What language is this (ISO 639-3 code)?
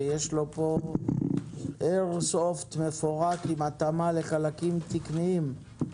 heb